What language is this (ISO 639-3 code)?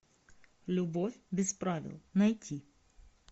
rus